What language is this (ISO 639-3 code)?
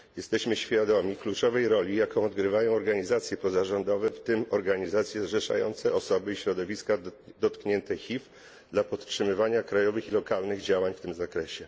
pol